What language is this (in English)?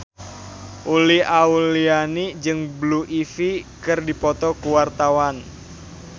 Sundanese